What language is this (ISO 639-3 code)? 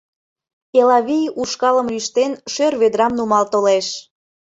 chm